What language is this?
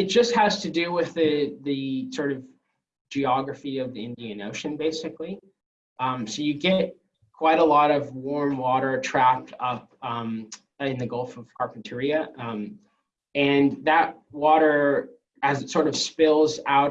English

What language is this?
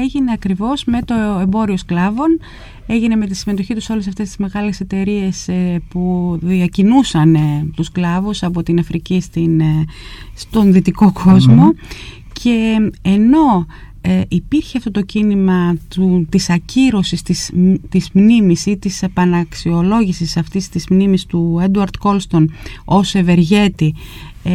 Greek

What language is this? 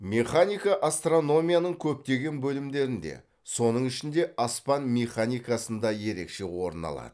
Kazakh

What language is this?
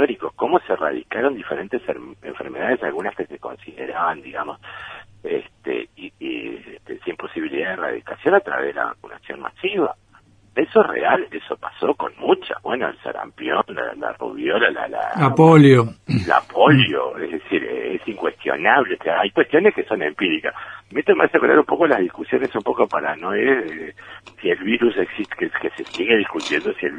Spanish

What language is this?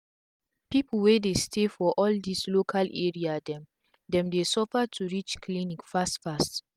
Nigerian Pidgin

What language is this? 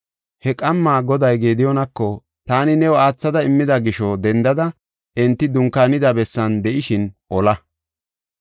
Gofa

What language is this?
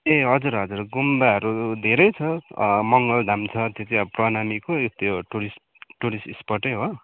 Nepali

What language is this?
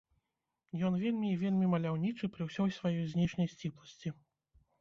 Belarusian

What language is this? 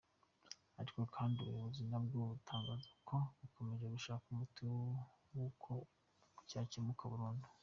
Kinyarwanda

